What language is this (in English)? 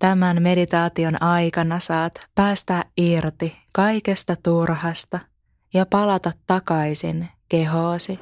Finnish